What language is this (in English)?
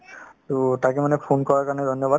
Assamese